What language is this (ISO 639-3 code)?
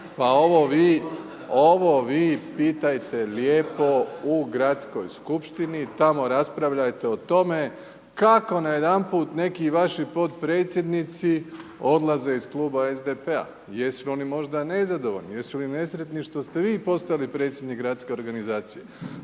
hrv